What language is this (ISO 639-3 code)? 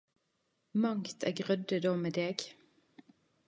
nno